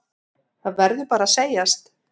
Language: Icelandic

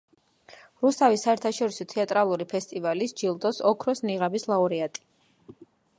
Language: Georgian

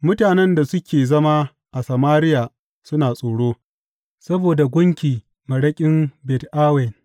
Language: Hausa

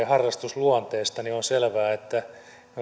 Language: Finnish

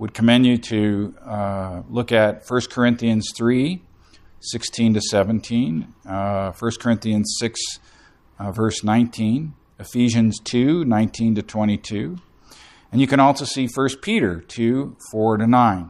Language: English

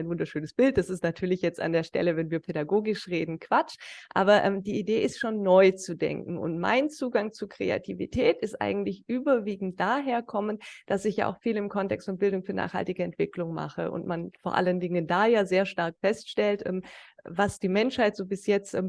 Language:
German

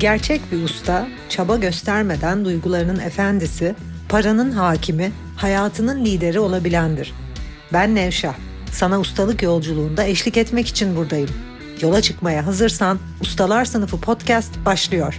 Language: Turkish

